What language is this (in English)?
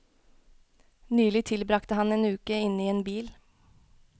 Norwegian